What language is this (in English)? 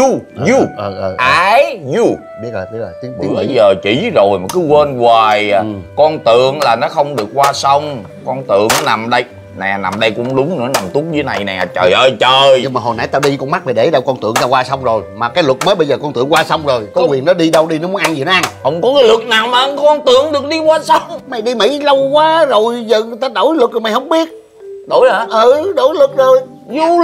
Vietnamese